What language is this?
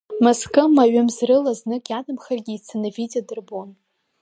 Abkhazian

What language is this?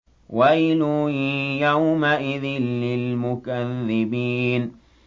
Arabic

